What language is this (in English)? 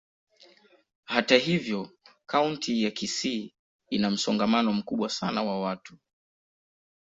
Swahili